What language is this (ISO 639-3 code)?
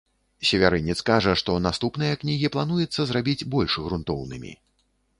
bel